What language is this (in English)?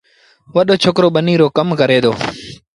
Sindhi Bhil